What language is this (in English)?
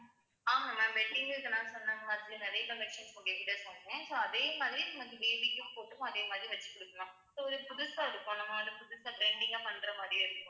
Tamil